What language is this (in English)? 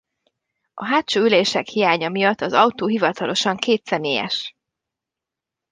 Hungarian